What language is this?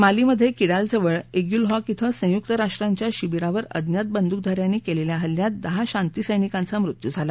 Marathi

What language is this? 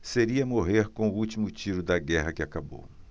Portuguese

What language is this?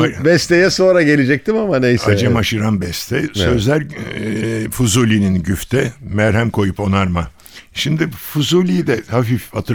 Turkish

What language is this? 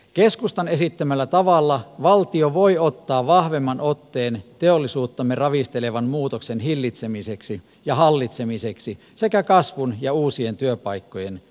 Finnish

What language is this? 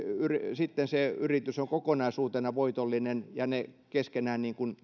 Finnish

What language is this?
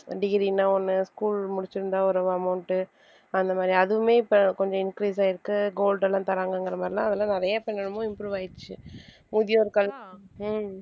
Tamil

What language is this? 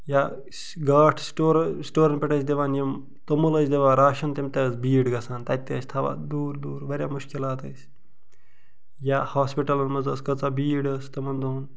Kashmiri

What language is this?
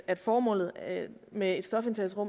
Danish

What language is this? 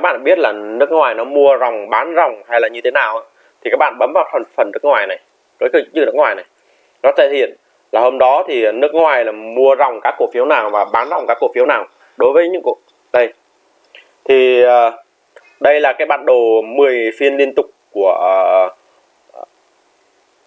Vietnamese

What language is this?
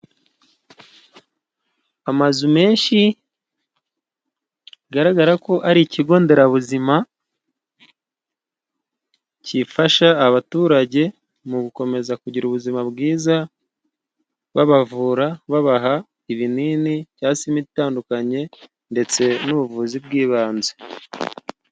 Kinyarwanda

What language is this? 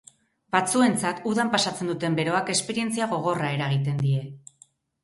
Basque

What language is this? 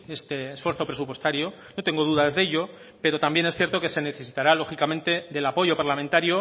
Spanish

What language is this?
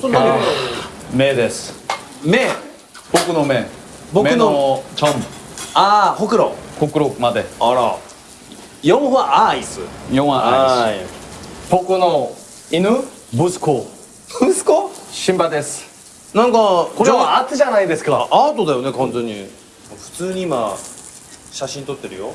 Japanese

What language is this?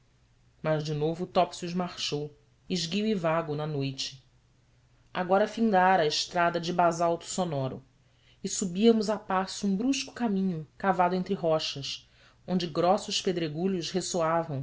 Portuguese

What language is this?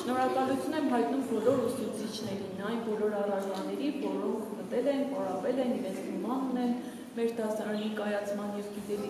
Romanian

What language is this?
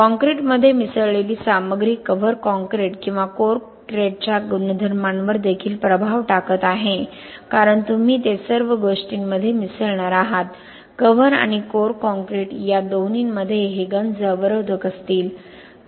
Marathi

